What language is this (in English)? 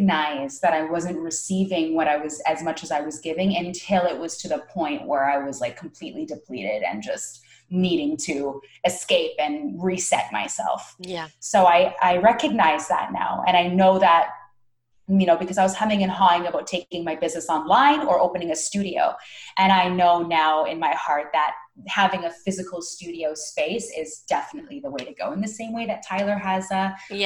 English